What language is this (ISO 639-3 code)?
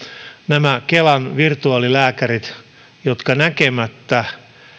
fin